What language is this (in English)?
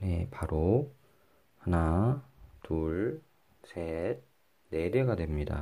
Korean